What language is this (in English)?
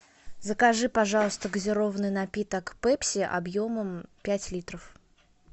Russian